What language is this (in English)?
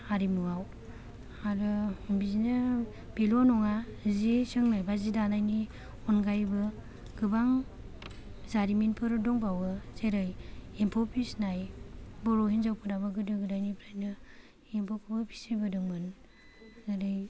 Bodo